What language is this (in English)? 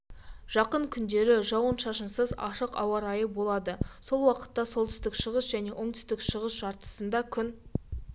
Kazakh